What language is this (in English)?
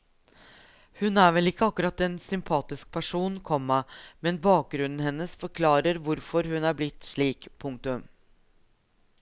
Norwegian